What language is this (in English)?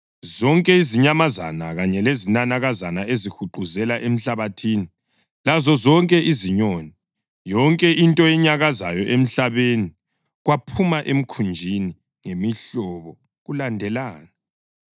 North Ndebele